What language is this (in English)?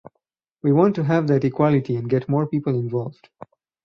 English